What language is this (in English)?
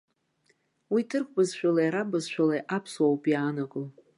Abkhazian